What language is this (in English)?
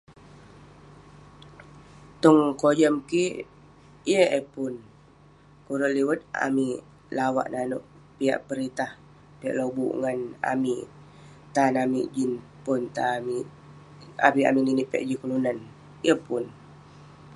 Western Penan